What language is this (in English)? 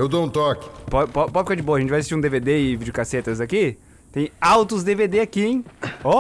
Portuguese